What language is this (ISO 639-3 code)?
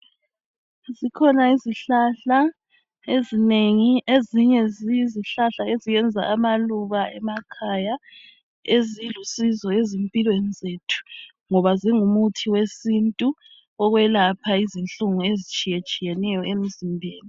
nde